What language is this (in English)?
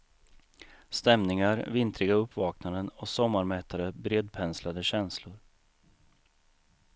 Swedish